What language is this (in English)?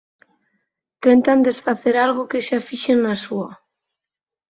Galician